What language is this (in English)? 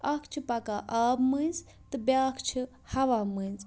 Kashmiri